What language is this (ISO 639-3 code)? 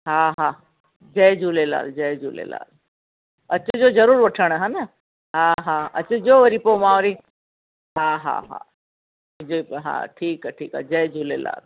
snd